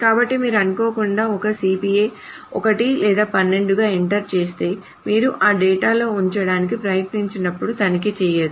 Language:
Telugu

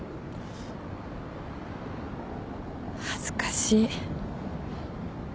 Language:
Japanese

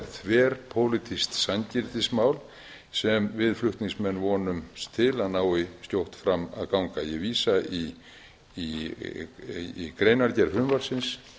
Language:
Icelandic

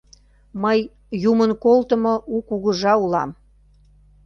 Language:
Mari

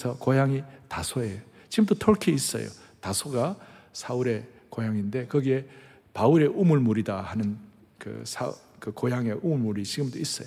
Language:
Korean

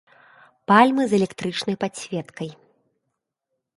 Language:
Belarusian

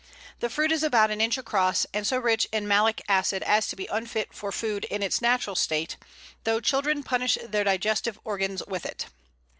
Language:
English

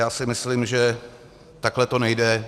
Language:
Czech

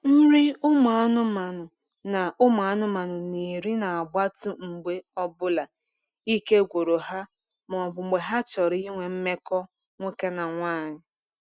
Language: Igbo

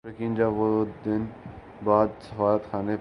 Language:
Urdu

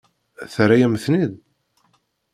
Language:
Kabyle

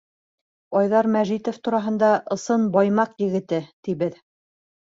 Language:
Bashkir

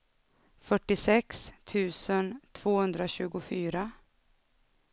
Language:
Swedish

